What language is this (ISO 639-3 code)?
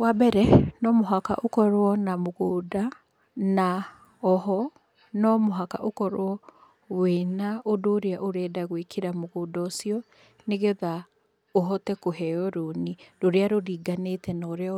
kik